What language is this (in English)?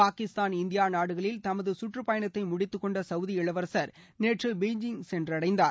Tamil